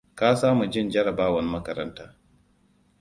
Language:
Hausa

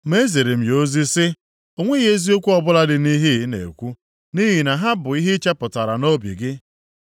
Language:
Igbo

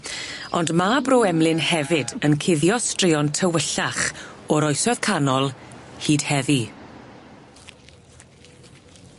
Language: Welsh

